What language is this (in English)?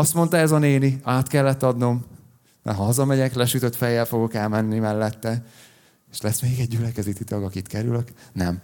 Hungarian